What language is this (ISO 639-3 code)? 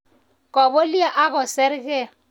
kln